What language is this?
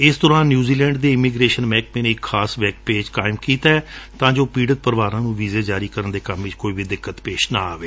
Punjabi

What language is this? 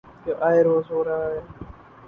Urdu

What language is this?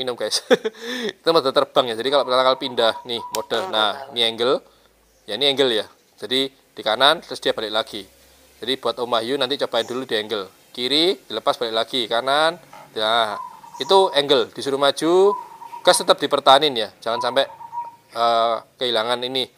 Indonesian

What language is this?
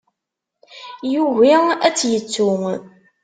Kabyle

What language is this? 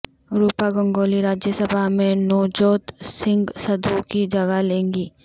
Urdu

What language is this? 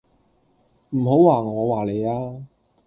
Cantonese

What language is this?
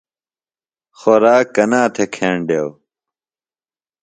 Phalura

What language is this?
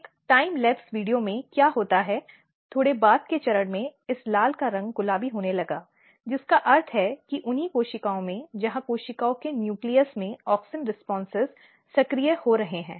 Hindi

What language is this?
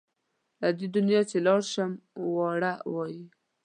Pashto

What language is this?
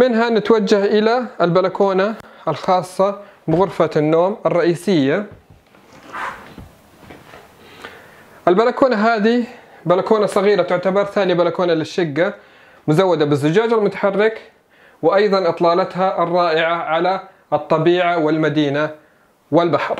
Arabic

